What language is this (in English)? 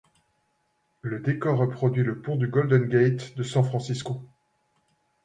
French